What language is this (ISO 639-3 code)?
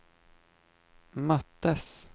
swe